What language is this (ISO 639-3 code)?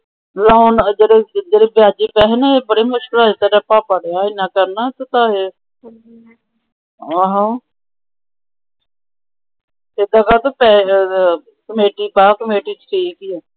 pan